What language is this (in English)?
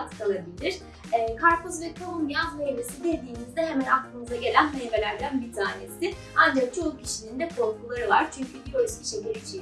Turkish